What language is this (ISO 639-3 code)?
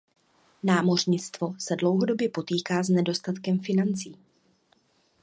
ces